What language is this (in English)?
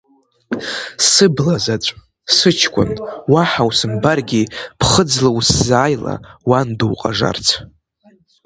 Abkhazian